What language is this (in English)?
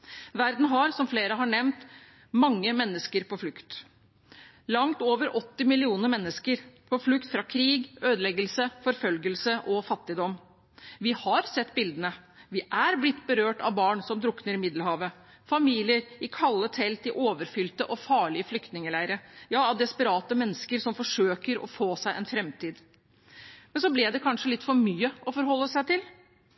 Norwegian Bokmål